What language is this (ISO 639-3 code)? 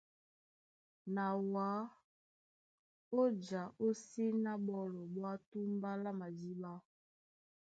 dua